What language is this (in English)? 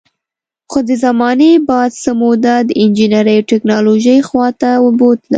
Pashto